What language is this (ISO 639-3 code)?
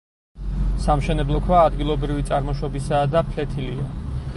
kat